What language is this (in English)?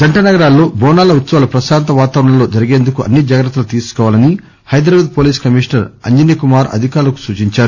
Telugu